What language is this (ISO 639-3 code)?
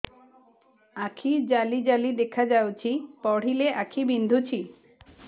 ori